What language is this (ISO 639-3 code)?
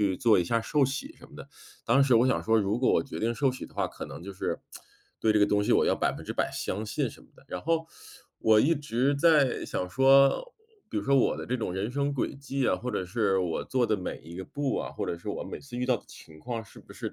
zho